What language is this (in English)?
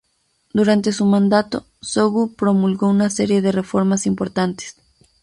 Spanish